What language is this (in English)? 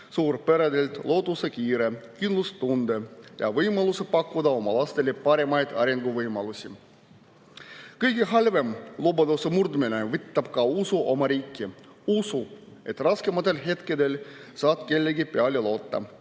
Estonian